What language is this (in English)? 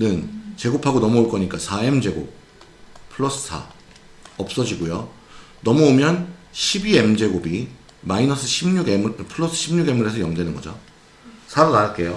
Korean